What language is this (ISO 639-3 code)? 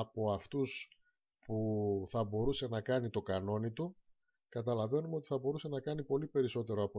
ell